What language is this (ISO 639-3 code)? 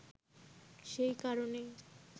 ben